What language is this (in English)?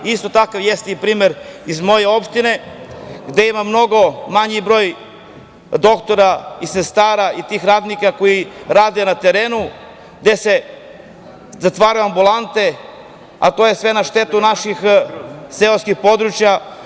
Serbian